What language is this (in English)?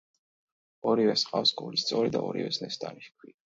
Georgian